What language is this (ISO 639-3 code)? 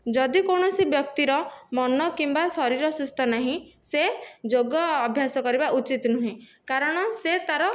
ori